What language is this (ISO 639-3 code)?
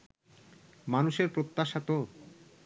ben